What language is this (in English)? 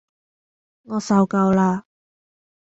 Cantonese